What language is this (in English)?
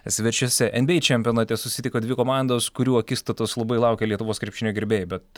Lithuanian